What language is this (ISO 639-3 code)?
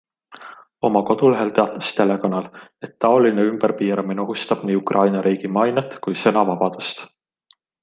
est